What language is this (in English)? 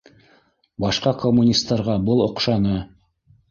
Bashkir